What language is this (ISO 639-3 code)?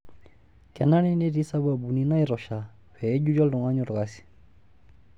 mas